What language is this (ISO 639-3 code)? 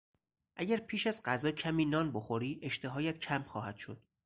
fas